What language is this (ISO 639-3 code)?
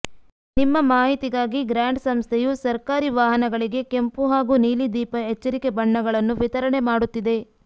kan